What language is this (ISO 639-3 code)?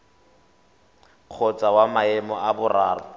tsn